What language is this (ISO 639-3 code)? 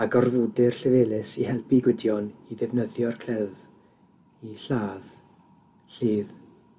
cym